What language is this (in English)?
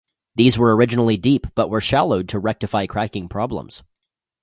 English